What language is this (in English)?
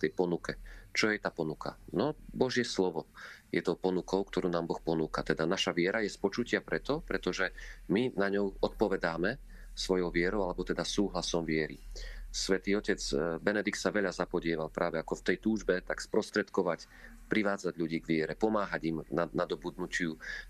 Slovak